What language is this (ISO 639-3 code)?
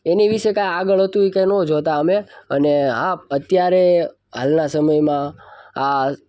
guj